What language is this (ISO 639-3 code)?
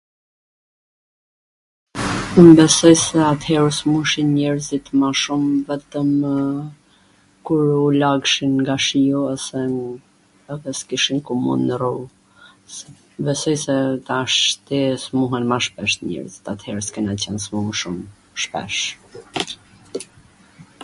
aln